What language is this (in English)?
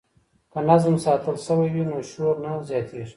Pashto